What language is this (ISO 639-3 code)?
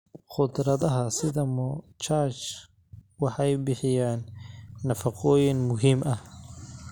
som